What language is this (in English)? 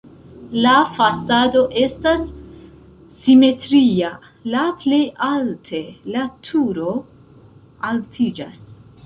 Esperanto